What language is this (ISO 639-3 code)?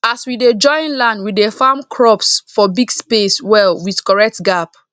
pcm